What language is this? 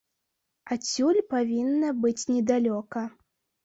Belarusian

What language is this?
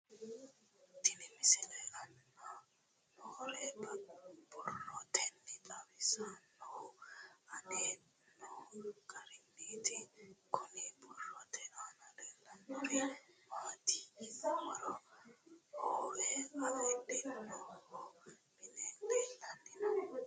Sidamo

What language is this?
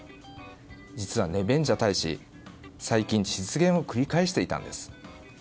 Japanese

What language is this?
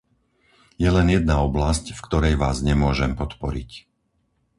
Slovak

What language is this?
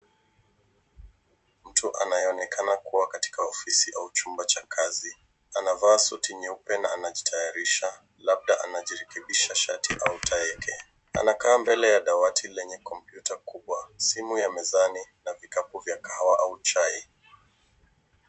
Swahili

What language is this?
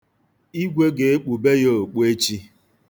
Igbo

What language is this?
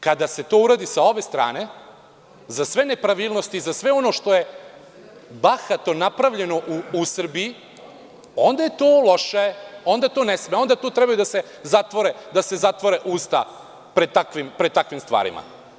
Serbian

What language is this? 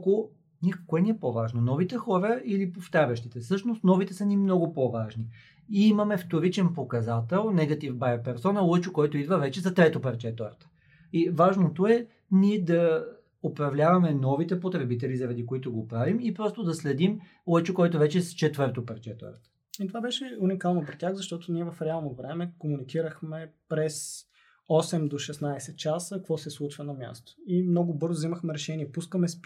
Bulgarian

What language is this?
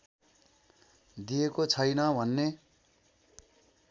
Nepali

